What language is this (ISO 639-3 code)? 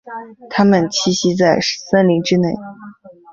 zho